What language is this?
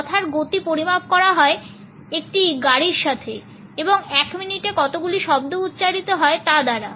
Bangla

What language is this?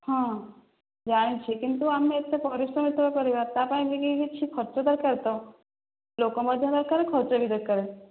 Odia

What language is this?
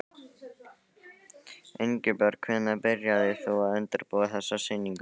Icelandic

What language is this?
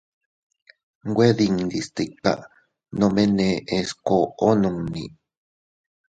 Teutila Cuicatec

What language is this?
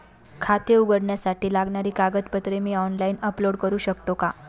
Marathi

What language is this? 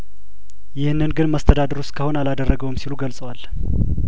Amharic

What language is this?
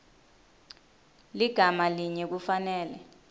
Swati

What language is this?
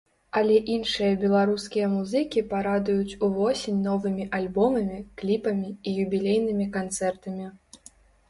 Belarusian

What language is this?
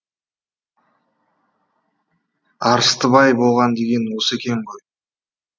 Kazakh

